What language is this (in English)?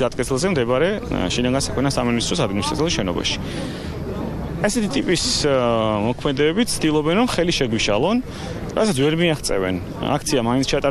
German